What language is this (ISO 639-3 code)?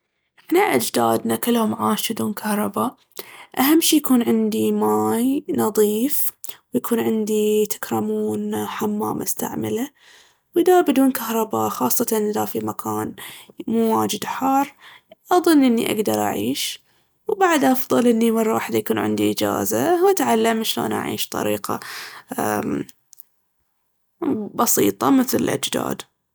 abv